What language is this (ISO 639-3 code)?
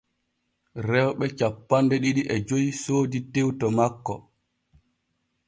fue